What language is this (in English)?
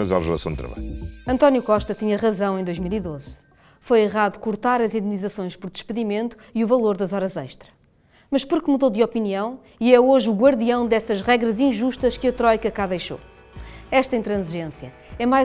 Portuguese